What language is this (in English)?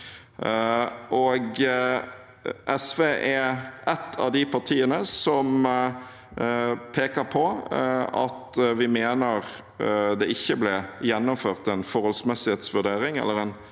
Norwegian